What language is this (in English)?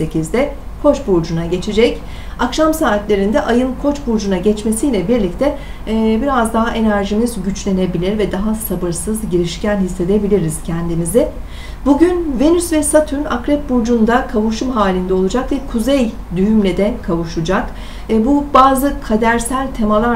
Turkish